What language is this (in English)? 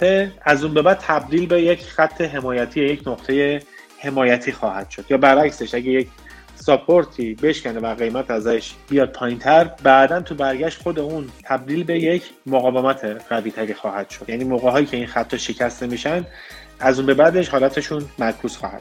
Persian